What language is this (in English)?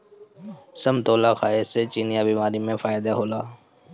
Bhojpuri